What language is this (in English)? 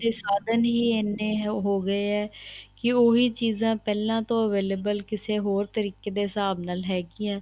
Punjabi